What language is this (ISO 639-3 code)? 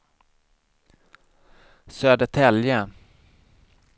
swe